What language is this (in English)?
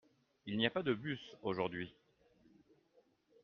French